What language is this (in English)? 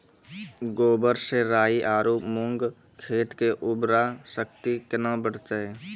Maithili